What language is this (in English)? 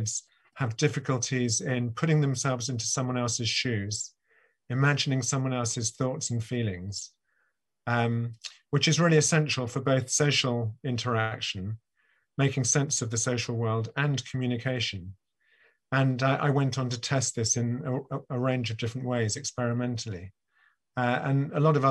English